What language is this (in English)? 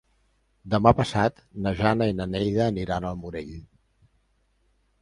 Catalan